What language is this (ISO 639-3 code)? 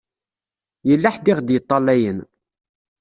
kab